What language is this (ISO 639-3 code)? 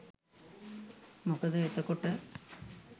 sin